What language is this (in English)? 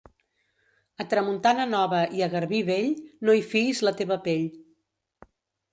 Catalan